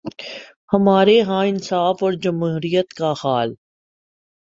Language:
Urdu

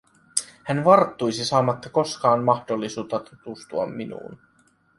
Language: Finnish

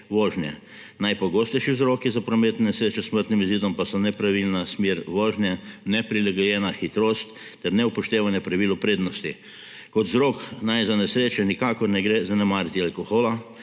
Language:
Slovenian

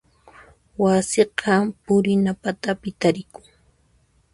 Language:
Puno Quechua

